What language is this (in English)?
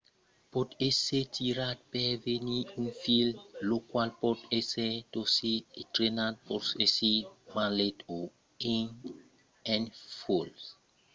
Occitan